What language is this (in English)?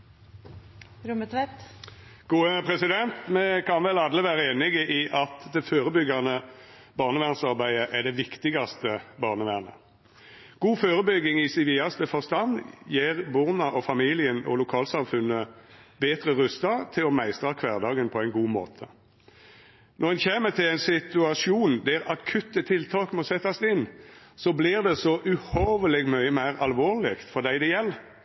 Norwegian